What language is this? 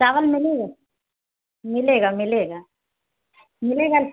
Hindi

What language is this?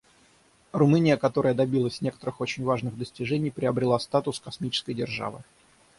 Russian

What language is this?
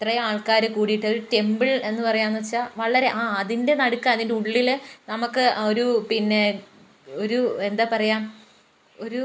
Malayalam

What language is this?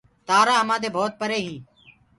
Gurgula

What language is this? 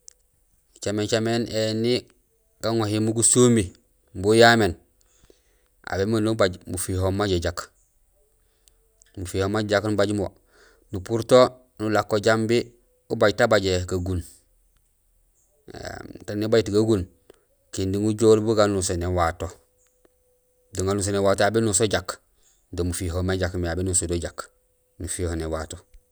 Gusilay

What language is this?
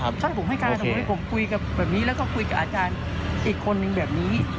Thai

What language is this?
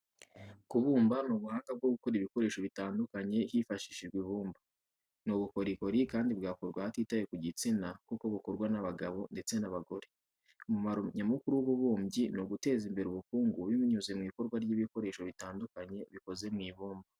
Kinyarwanda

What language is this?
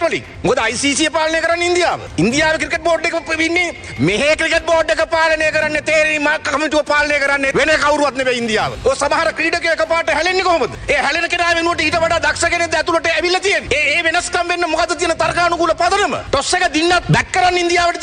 Indonesian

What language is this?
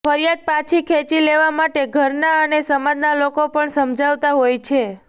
Gujarati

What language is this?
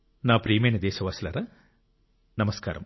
Telugu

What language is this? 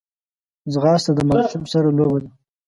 Pashto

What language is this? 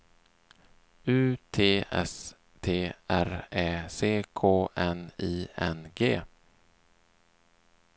Swedish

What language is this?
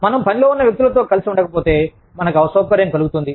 Telugu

